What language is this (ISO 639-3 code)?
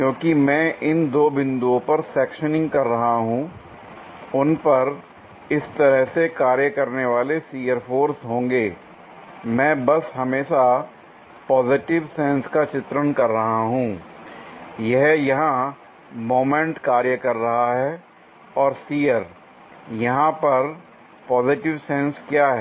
hin